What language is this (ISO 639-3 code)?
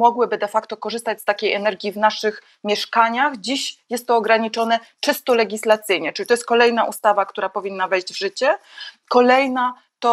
pol